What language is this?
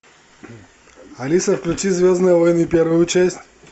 Russian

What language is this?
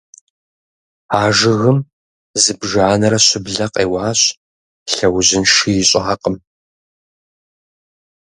Kabardian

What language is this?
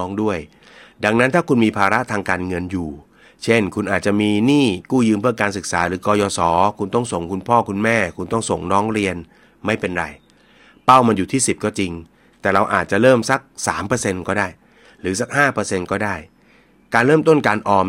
Thai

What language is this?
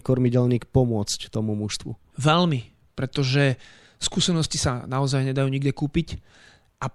Slovak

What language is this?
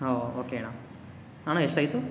Kannada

